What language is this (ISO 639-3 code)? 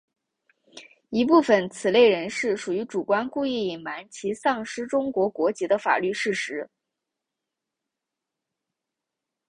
zho